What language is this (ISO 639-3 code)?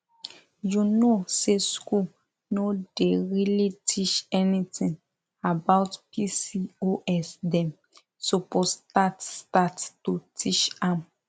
pcm